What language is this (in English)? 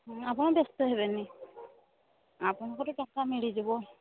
Odia